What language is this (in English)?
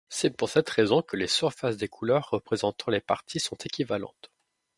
French